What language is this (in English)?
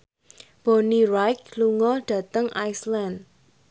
Javanese